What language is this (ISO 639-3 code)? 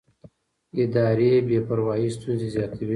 pus